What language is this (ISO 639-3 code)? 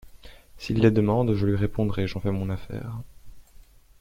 fra